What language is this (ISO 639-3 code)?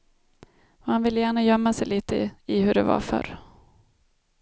swe